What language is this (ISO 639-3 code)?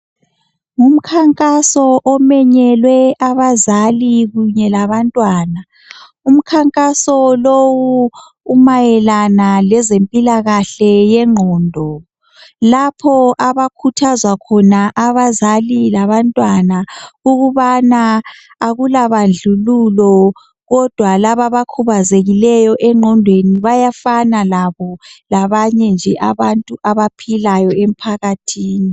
nde